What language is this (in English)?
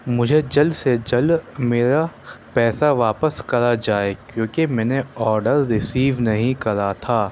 Urdu